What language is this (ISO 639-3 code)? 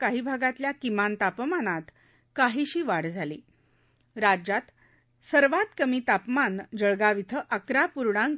mar